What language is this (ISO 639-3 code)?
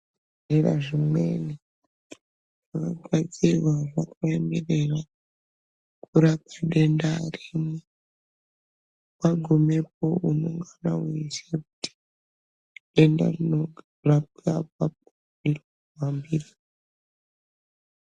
ndc